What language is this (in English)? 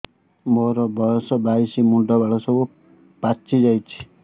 Odia